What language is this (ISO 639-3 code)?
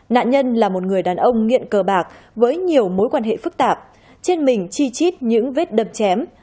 vie